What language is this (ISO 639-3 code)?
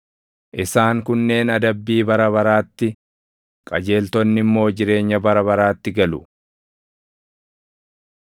orm